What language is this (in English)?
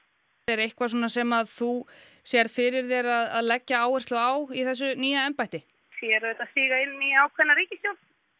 Icelandic